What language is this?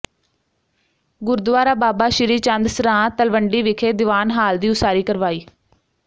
Punjabi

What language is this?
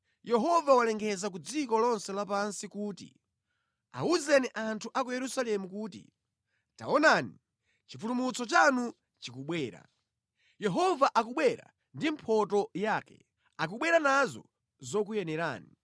Nyanja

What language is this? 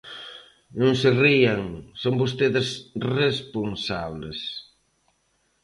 Galician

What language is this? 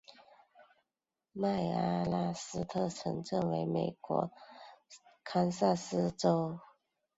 Chinese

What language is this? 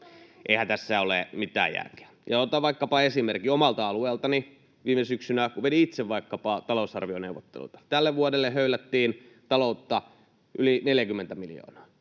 Finnish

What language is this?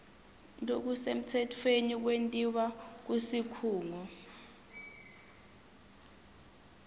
Swati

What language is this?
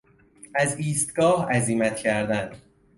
Persian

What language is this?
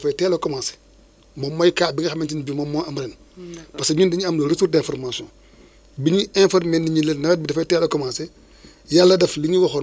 Wolof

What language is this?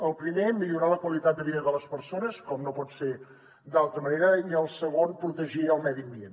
Catalan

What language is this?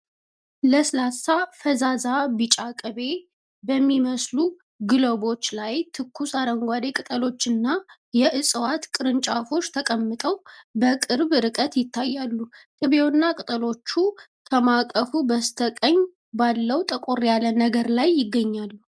Amharic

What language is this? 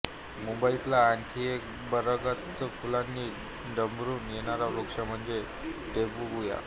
Marathi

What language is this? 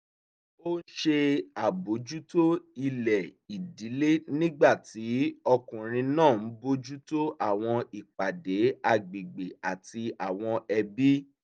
Yoruba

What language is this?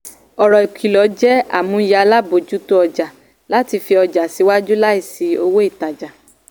Yoruba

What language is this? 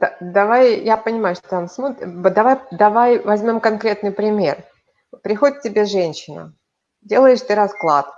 Russian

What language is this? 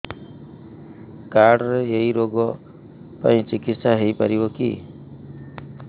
Odia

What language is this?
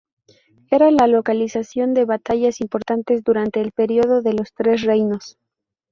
Spanish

